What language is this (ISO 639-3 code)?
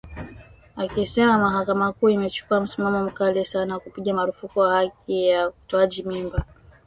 swa